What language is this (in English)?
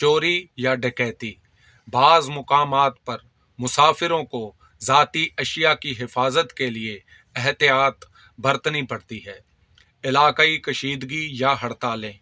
Urdu